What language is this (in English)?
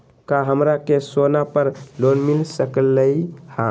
Magahi